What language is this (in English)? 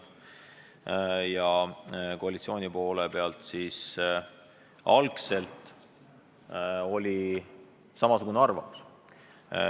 Estonian